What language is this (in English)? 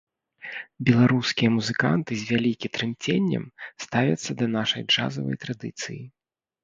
Belarusian